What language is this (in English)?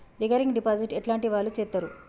Telugu